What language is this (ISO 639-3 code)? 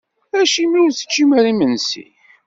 kab